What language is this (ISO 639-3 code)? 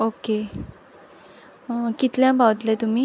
kok